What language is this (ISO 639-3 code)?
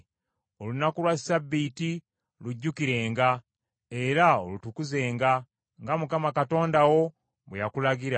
lug